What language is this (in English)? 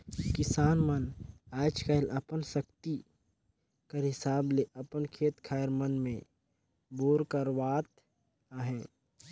Chhattisgarhi